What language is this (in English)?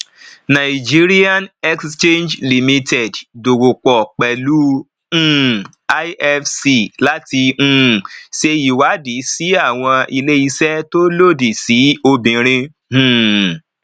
Yoruba